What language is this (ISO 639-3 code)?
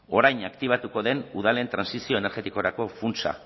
eus